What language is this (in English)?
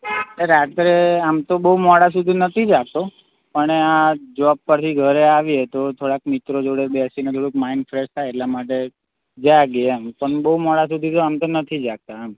Gujarati